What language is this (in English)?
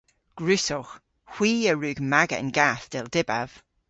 Cornish